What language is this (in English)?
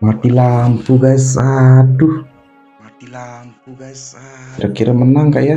Indonesian